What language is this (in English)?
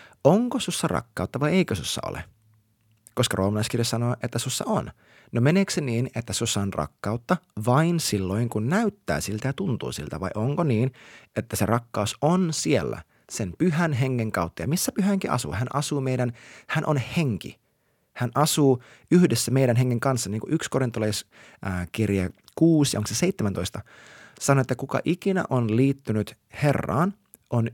Finnish